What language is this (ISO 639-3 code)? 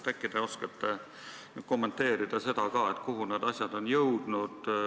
est